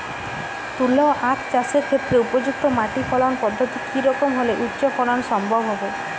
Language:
Bangla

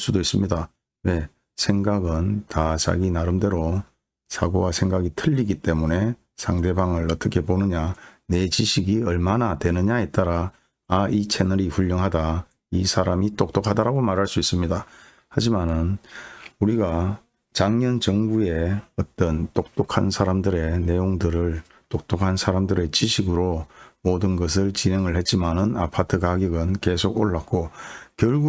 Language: Korean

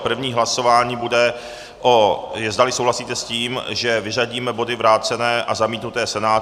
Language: Czech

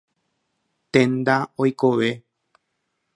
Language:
Guarani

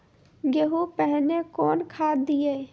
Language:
Maithili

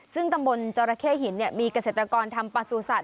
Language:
Thai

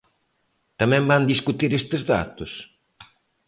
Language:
Galician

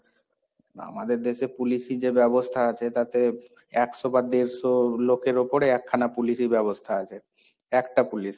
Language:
Bangla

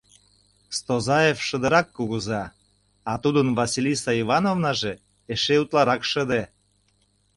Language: Mari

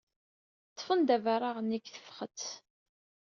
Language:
Kabyle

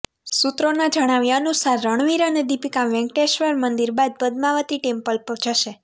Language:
Gujarati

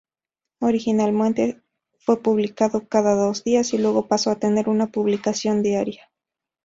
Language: Spanish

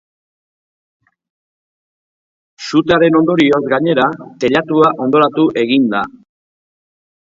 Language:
Basque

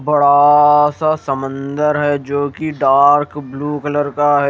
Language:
Hindi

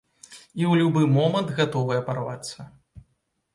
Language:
Belarusian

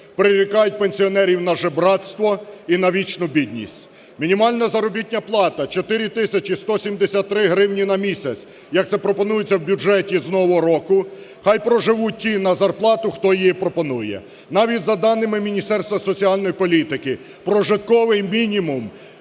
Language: Ukrainian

